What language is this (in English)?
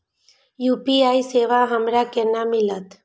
Maithili